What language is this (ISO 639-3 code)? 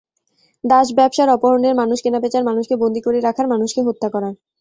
ben